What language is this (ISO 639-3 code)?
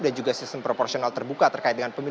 ind